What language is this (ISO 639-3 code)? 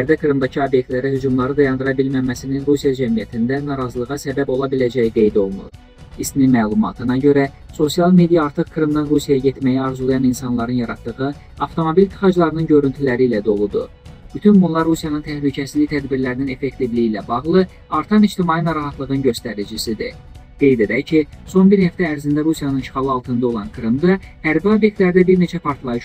tur